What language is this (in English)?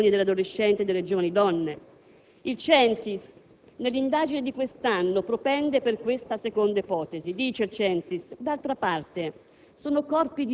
Italian